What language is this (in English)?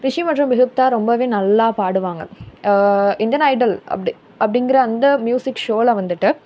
Tamil